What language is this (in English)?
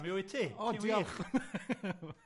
Welsh